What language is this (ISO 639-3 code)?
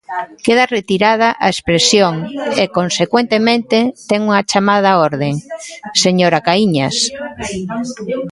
glg